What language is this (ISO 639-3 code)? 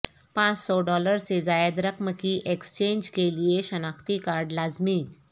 urd